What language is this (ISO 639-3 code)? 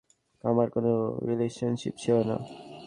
ben